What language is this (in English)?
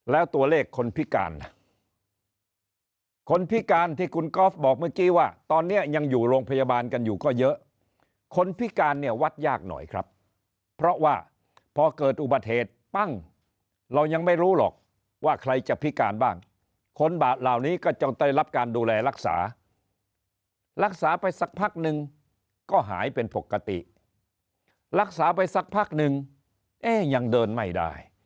Thai